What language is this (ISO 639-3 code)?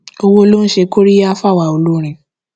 yor